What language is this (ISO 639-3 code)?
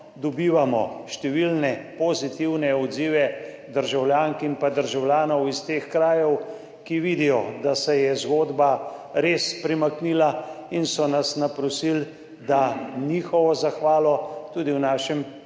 slv